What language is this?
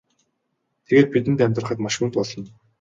Mongolian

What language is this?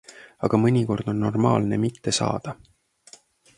Estonian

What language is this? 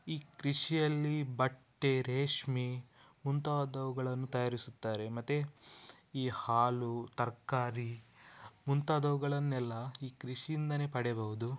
Kannada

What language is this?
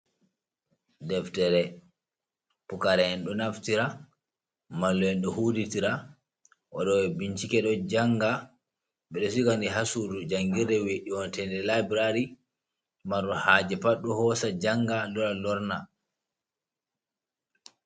Fula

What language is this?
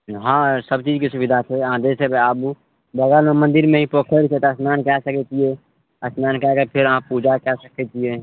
Maithili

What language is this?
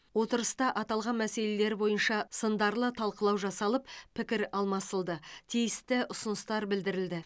Kazakh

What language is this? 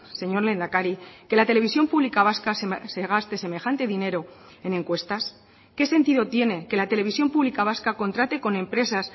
Spanish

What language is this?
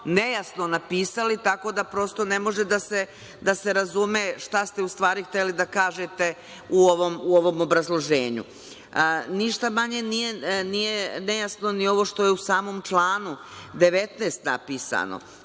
Serbian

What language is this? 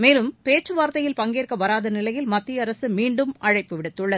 Tamil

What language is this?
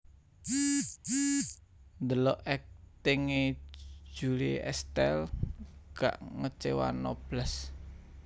Javanese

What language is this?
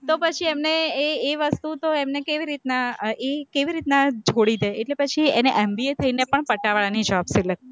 Gujarati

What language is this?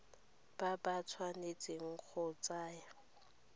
Tswana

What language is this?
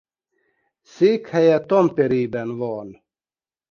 Hungarian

